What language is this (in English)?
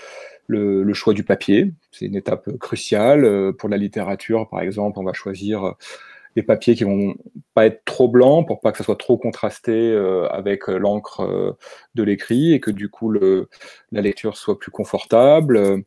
French